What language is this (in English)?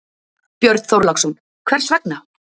Icelandic